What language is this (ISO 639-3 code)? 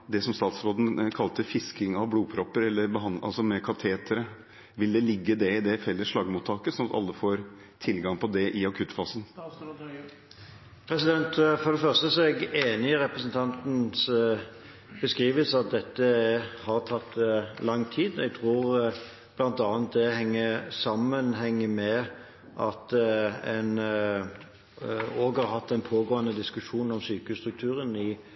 nob